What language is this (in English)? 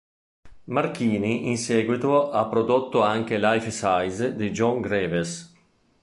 Italian